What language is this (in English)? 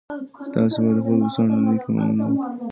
Pashto